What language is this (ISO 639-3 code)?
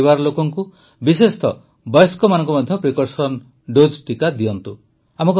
ori